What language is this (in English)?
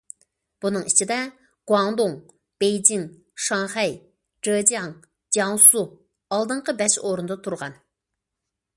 Uyghur